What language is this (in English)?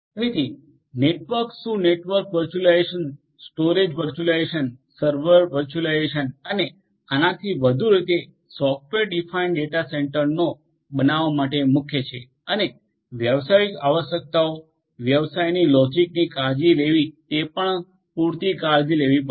Gujarati